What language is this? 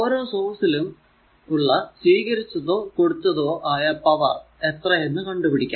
Malayalam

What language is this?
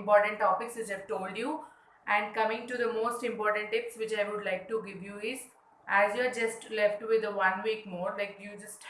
English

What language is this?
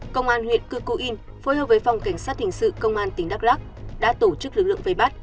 Vietnamese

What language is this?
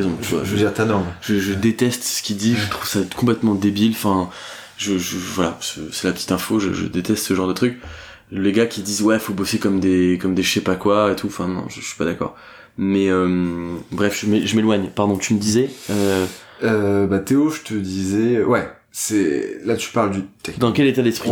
French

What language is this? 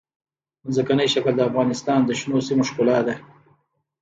Pashto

